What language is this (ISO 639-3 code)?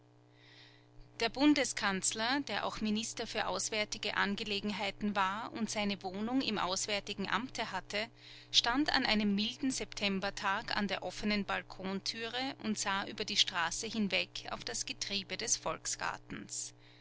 deu